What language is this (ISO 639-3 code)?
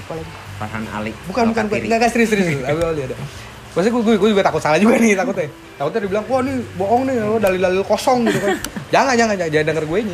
ind